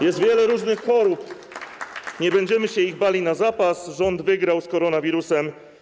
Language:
Polish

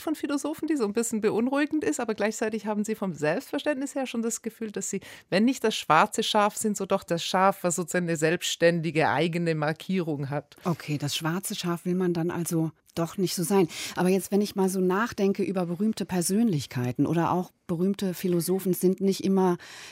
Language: German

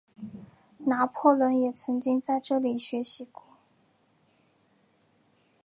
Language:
Chinese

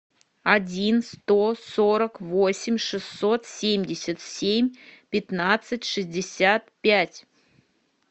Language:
Russian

